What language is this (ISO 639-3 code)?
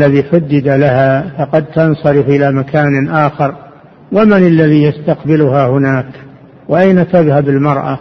ara